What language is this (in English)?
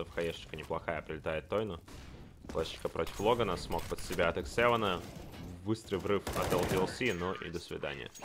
Russian